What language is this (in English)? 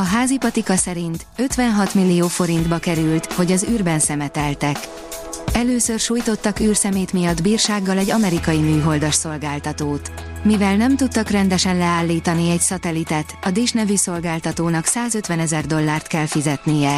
Hungarian